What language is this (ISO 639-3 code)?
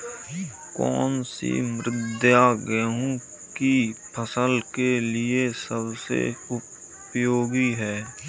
hin